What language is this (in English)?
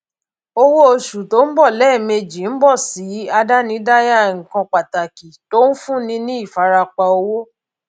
Yoruba